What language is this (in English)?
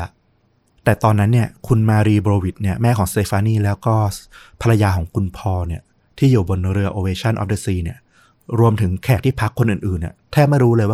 Thai